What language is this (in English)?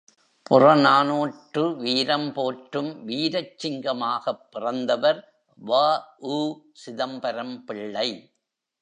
Tamil